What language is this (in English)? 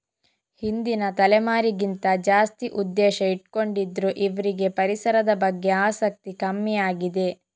Kannada